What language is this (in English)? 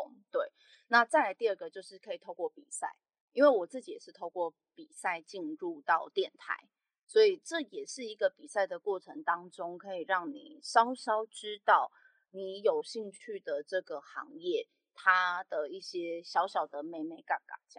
Chinese